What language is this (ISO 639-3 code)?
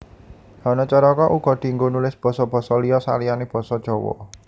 jav